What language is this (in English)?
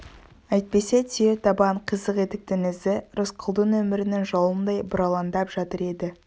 Kazakh